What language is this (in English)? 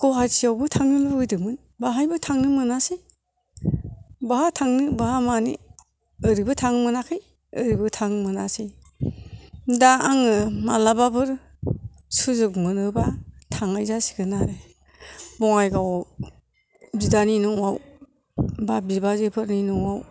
Bodo